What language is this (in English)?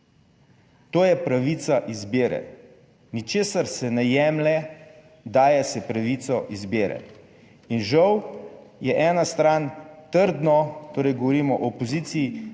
Slovenian